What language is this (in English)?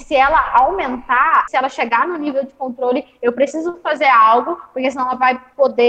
Portuguese